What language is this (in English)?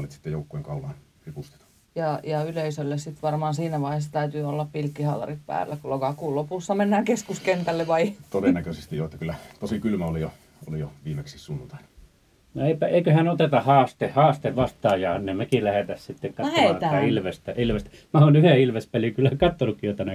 Finnish